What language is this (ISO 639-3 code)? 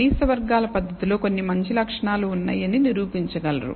tel